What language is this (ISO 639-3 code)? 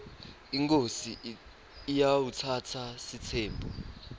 ssw